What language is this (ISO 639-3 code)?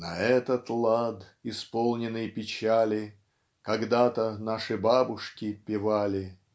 rus